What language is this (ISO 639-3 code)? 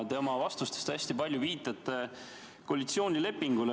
est